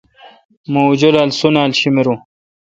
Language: Kalkoti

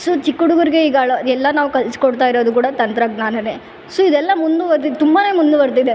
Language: Kannada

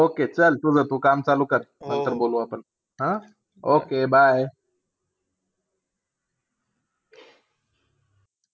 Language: Marathi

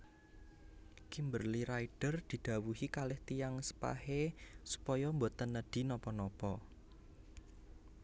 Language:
Javanese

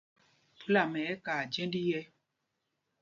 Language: Mpumpong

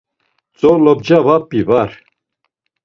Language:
Laz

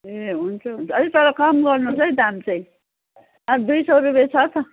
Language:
Nepali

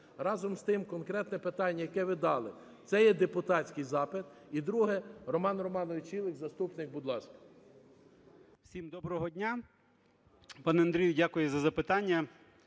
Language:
Ukrainian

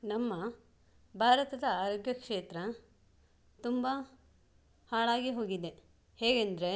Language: Kannada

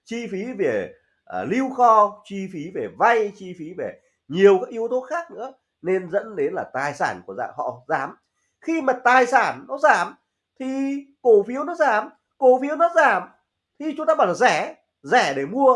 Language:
Vietnamese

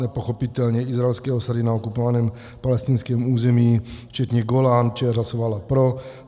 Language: Czech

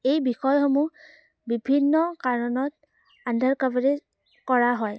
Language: Assamese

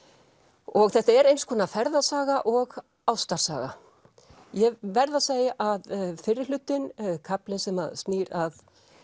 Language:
Icelandic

